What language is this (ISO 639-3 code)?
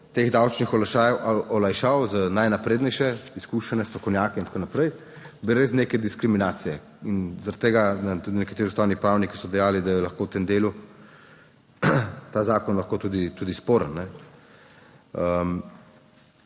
slv